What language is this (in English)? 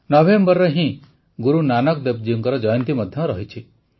Odia